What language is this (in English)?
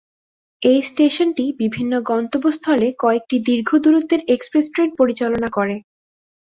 Bangla